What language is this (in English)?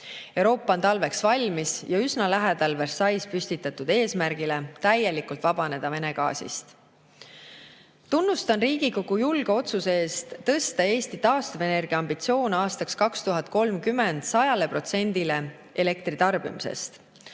Estonian